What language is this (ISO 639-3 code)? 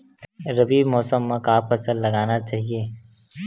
hne